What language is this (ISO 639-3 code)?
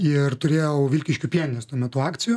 lit